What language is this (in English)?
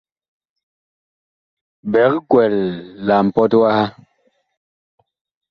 Bakoko